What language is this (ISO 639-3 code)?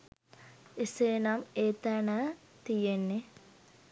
sin